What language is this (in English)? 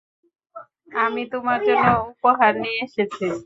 Bangla